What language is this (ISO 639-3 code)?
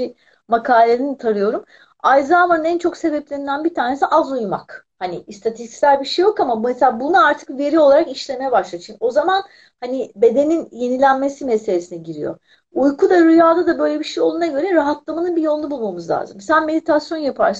tur